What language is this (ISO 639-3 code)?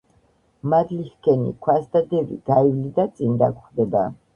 kat